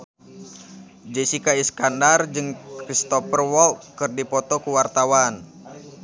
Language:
Sundanese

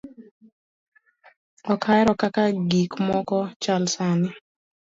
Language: Luo (Kenya and Tanzania)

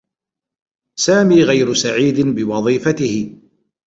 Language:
Arabic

